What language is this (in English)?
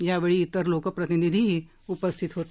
Marathi